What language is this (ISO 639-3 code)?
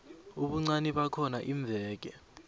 nbl